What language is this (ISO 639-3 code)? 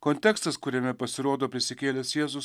lit